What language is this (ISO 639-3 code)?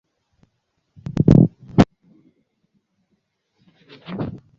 swa